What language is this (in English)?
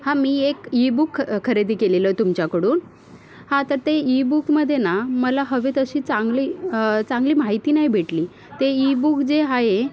Marathi